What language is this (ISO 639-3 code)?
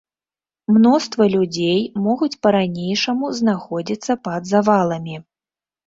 bel